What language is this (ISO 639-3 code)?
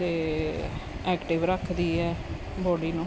pan